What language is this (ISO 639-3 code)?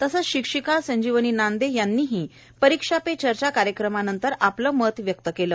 mar